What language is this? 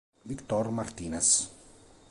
Italian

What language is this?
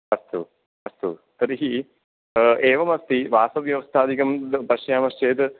Sanskrit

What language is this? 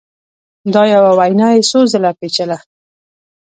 Pashto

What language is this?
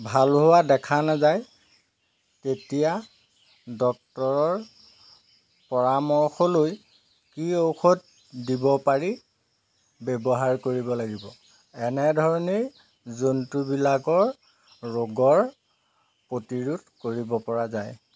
Assamese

